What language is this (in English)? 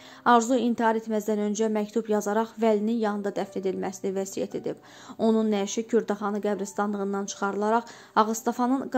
Turkish